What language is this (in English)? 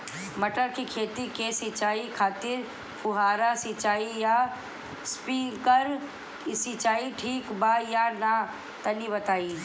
Bhojpuri